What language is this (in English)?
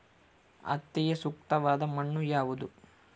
Kannada